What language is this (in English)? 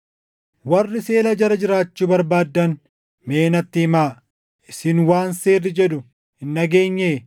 Oromo